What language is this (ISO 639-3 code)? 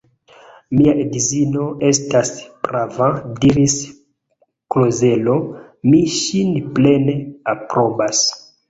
epo